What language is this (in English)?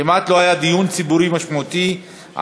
Hebrew